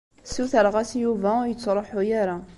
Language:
Kabyle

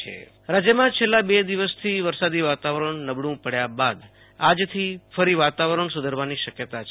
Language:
Gujarati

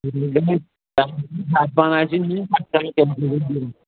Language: Kashmiri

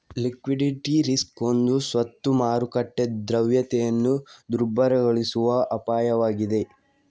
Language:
Kannada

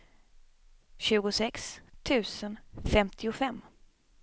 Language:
Swedish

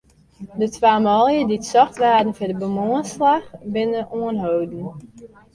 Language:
Western Frisian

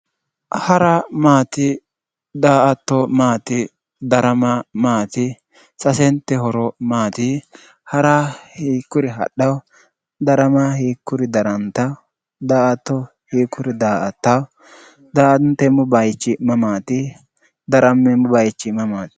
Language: Sidamo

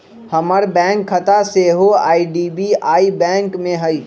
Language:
Magahi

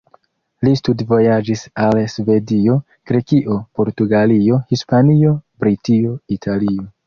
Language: Esperanto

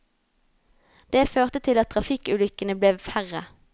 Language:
Norwegian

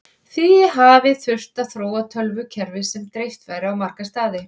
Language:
Icelandic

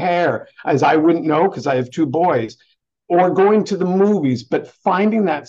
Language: English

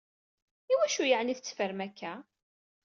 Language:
Kabyle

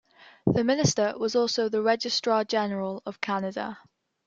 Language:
English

